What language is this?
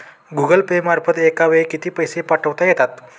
Marathi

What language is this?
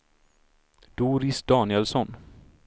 Swedish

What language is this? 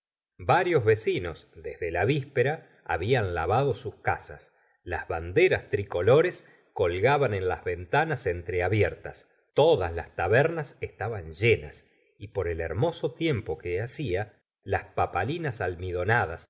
Spanish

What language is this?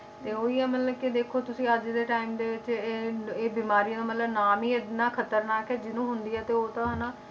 Punjabi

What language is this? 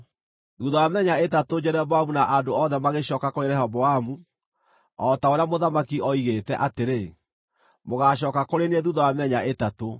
Kikuyu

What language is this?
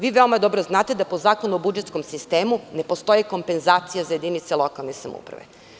Serbian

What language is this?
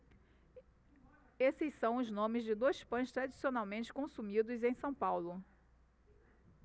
Portuguese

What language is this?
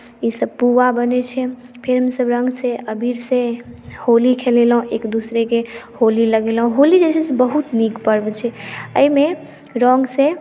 Maithili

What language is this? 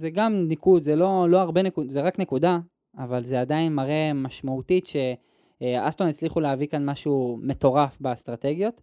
Hebrew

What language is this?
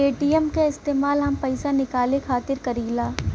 Bhojpuri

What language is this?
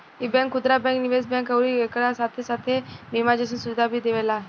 Bhojpuri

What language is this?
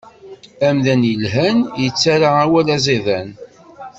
Kabyle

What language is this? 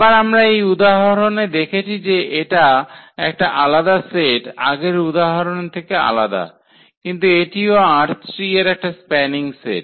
Bangla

